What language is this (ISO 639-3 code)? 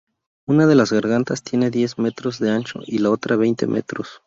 spa